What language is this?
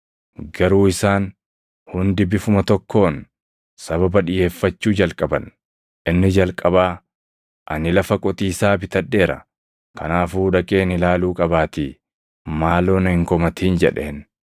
Oromo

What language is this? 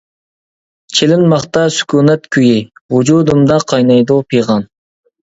Uyghur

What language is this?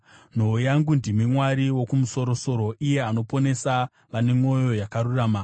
Shona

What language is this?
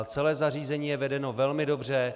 Czech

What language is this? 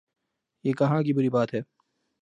Urdu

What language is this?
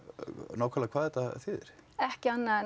Icelandic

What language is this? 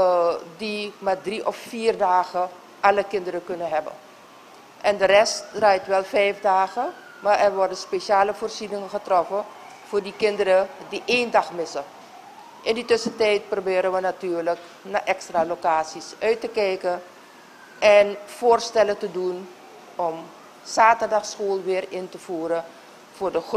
Dutch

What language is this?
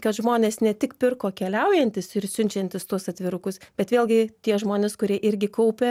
Lithuanian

